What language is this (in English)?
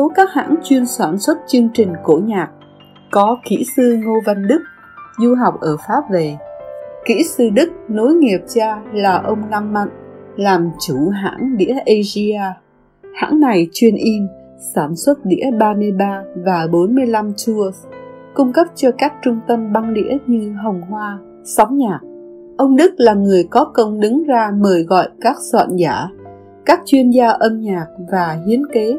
Vietnamese